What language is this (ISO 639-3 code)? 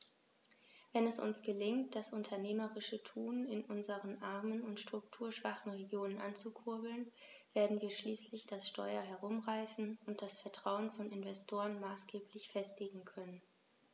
deu